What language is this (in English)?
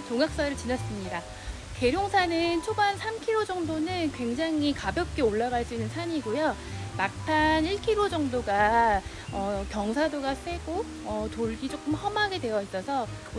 Korean